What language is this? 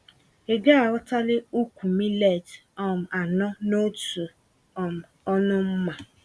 Igbo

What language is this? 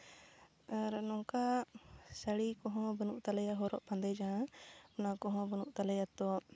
Santali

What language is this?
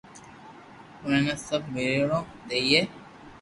Loarki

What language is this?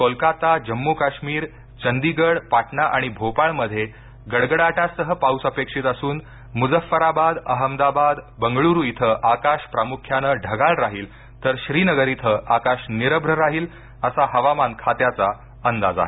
Marathi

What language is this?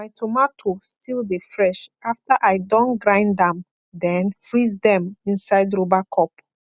Nigerian Pidgin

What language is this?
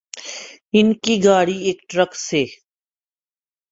Urdu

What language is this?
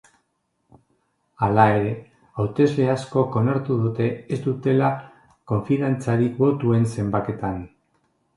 Basque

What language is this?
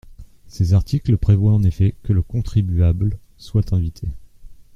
French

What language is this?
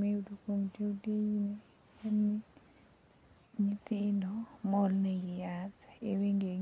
Luo (Kenya and Tanzania)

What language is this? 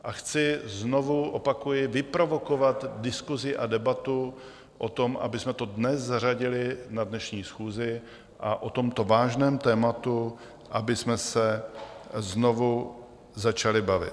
Czech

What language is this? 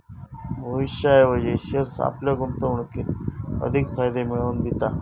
Marathi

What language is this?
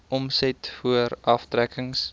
Afrikaans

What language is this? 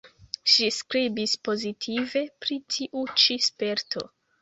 Esperanto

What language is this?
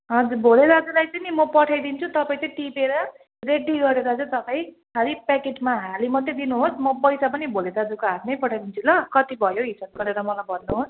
Nepali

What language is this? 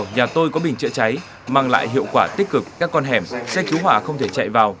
Vietnamese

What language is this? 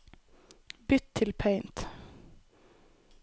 Norwegian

